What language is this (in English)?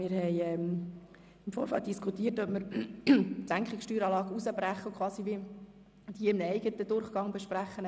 Swiss German